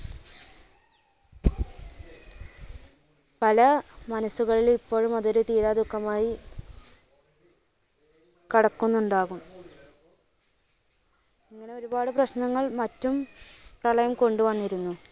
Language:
Malayalam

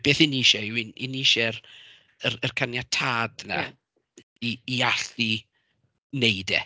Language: Welsh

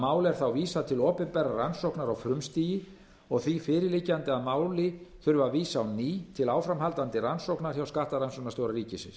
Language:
Icelandic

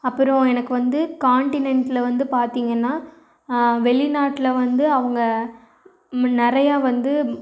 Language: Tamil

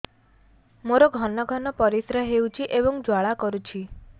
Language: Odia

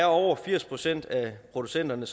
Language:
Danish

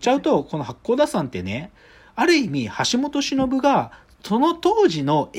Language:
Japanese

